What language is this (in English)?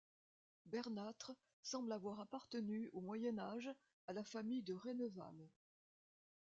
French